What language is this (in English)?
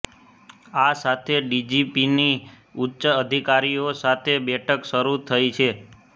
Gujarati